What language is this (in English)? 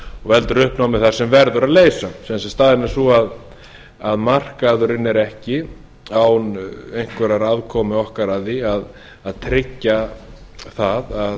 Icelandic